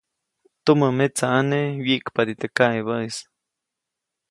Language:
Copainalá Zoque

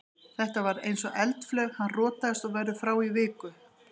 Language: Icelandic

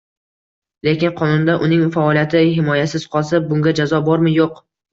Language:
Uzbek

